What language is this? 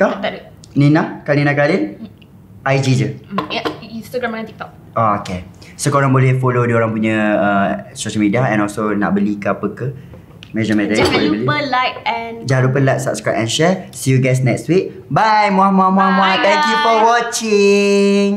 Malay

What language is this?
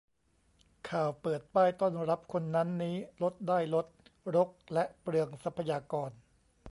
Thai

